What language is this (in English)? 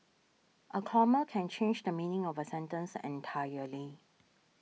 English